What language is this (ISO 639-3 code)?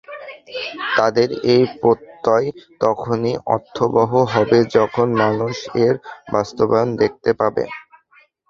ben